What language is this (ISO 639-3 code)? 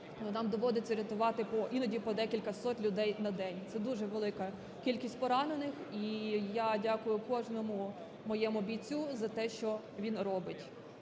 ukr